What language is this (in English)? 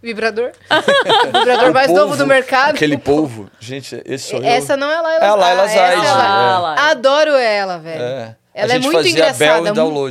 Portuguese